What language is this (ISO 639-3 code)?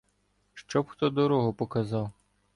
ukr